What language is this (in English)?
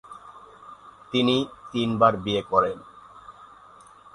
Bangla